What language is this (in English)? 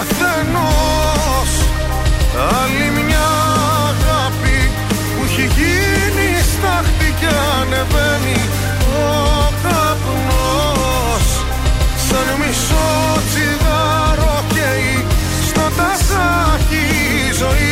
Greek